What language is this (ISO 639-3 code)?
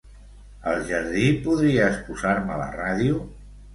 cat